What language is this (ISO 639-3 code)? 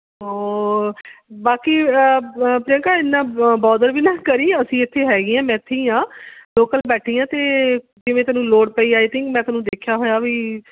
pan